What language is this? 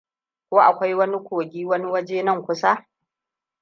Hausa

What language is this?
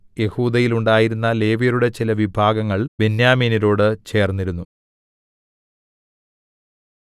Malayalam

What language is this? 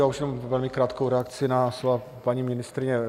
Czech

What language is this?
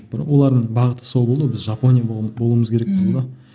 Kazakh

